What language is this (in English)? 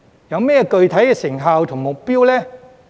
Cantonese